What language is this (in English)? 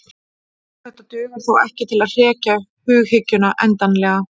Icelandic